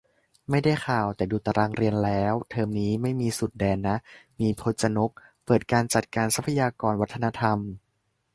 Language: Thai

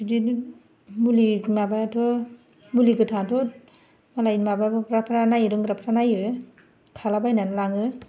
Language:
Bodo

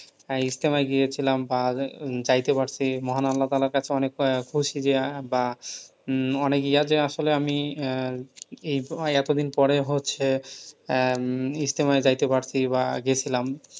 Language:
Bangla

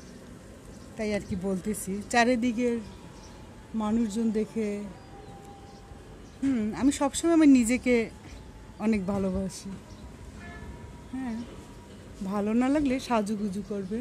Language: Romanian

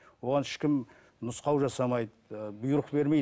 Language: Kazakh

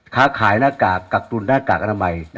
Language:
Thai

